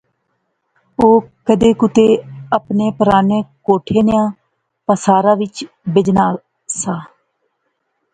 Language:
Pahari-Potwari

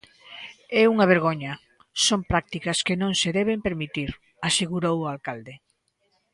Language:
Galician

